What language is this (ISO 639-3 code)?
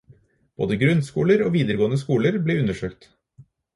nob